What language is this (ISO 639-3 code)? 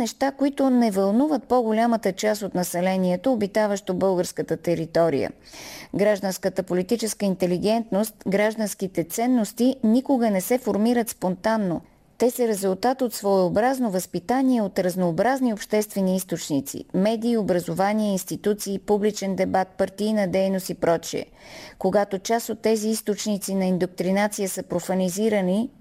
bul